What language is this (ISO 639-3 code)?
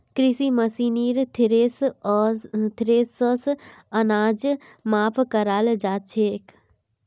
mag